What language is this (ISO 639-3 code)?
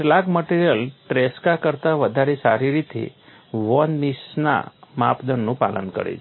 guj